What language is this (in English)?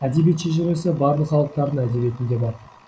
Kazakh